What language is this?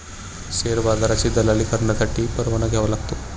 Marathi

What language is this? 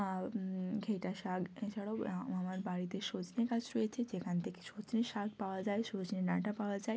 Bangla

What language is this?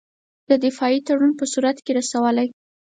Pashto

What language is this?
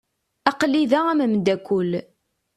Kabyle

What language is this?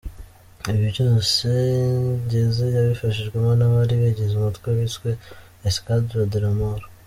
Kinyarwanda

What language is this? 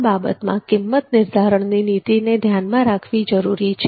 Gujarati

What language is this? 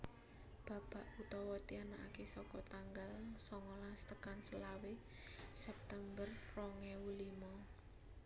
Javanese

